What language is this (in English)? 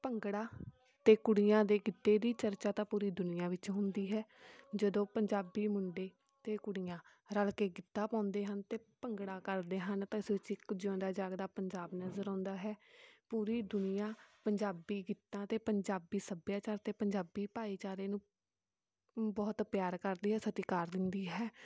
Punjabi